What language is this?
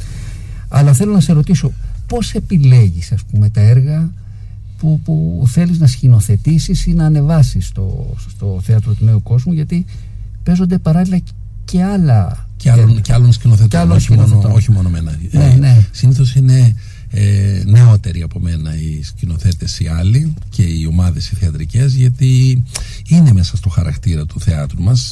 Greek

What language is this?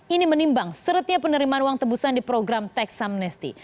Indonesian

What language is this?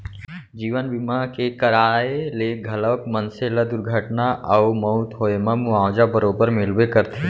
Chhattisgarhi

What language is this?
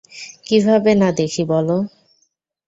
Bangla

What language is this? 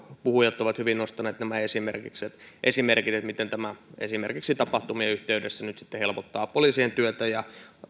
Finnish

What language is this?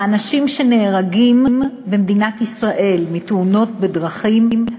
Hebrew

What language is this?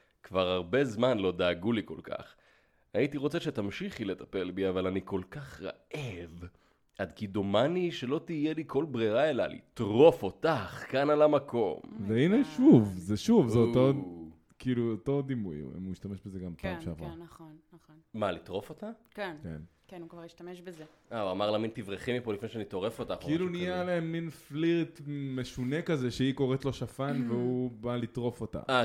Hebrew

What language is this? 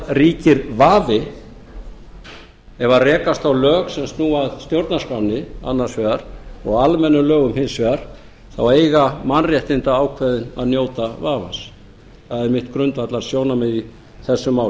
Icelandic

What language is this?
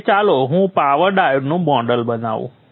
Gujarati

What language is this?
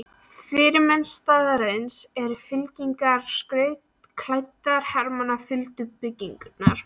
Icelandic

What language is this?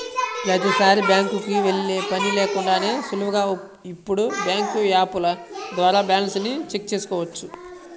Telugu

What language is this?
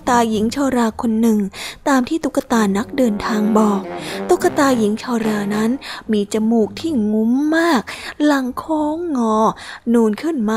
Thai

